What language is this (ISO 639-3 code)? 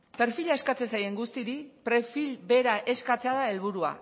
eus